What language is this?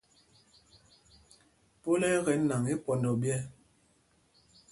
Mpumpong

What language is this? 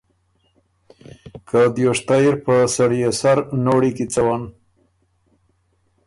Ormuri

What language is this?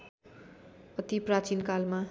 Nepali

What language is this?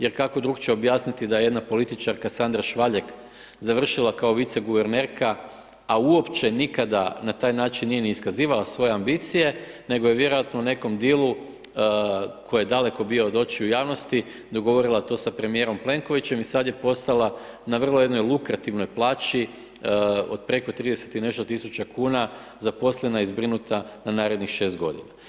Croatian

